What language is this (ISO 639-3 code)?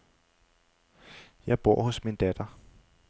dan